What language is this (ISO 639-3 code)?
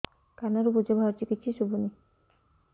ori